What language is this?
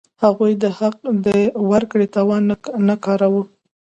Pashto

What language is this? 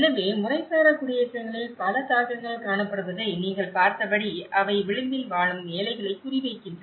Tamil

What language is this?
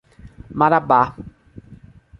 Portuguese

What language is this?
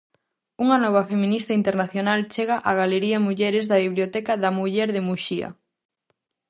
Galician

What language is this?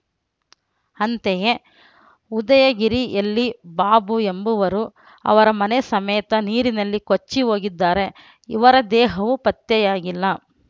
Kannada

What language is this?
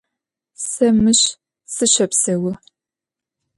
Adyghe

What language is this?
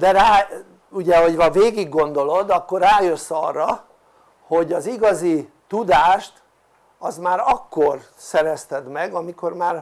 Hungarian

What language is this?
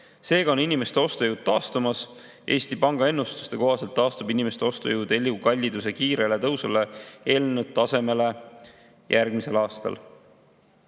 Estonian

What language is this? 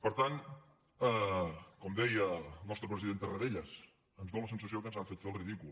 Catalan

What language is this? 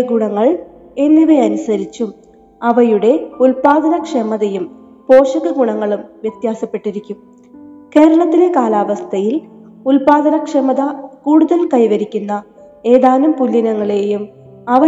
Malayalam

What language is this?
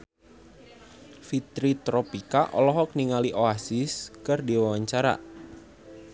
Sundanese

